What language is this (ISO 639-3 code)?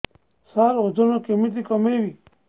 ori